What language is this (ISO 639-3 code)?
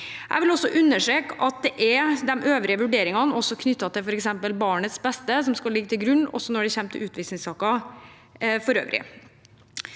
nor